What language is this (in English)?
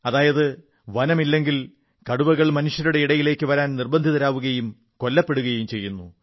Malayalam